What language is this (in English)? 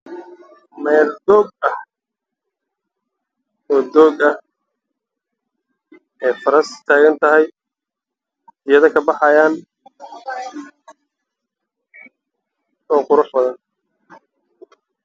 Somali